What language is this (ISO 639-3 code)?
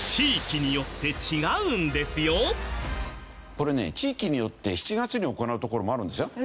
jpn